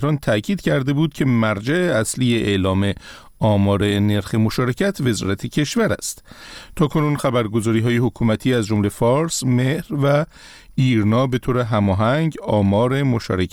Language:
Persian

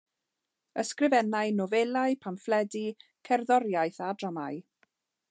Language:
Welsh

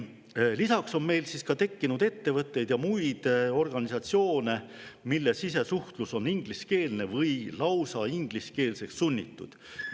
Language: Estonian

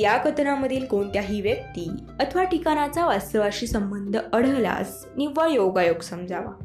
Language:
Marathi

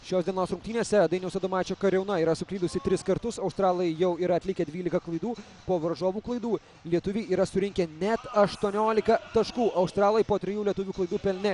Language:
Lithuanian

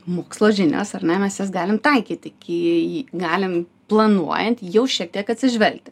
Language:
Lithuanian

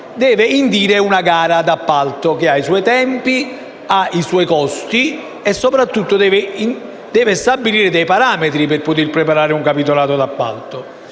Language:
Italian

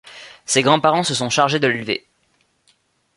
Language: French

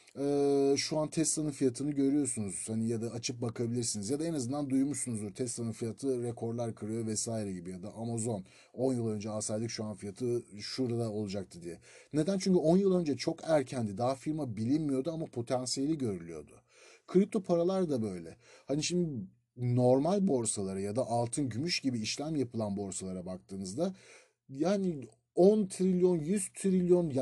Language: Turkish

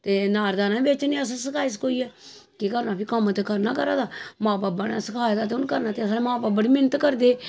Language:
Dogri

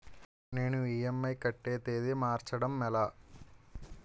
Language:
Telugu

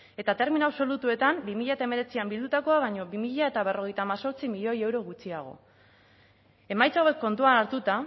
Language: Basque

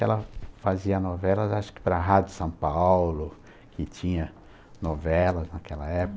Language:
Portuguese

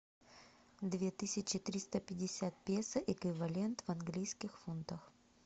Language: Russian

